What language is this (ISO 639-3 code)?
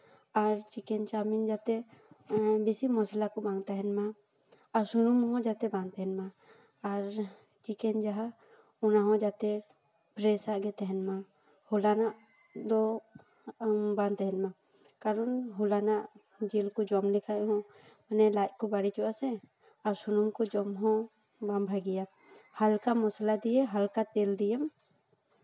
sat